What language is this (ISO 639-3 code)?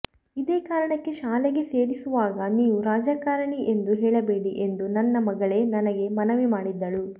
kan